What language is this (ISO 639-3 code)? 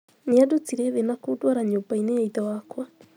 kik